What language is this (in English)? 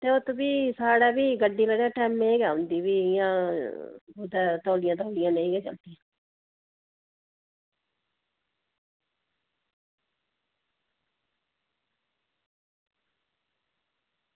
Dogri